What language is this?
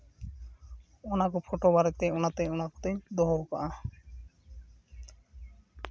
Santali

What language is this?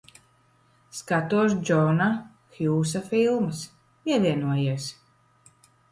Latvian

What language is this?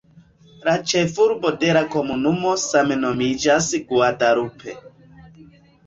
Esperanto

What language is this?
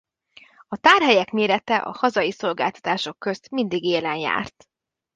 Hungarian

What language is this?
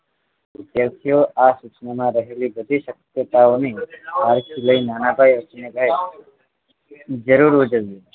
Gujarati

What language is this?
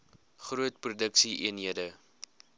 Afrikaans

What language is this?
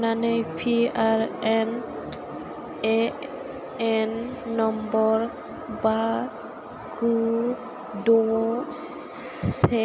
Bodo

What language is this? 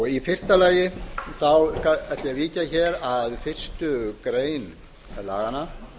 Icelandic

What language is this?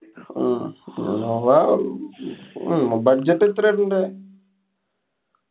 Malayalam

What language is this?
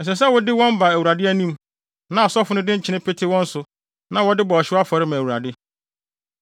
Akan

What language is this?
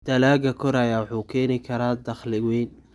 Somali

